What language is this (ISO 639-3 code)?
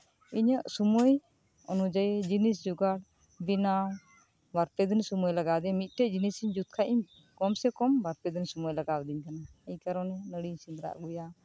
sat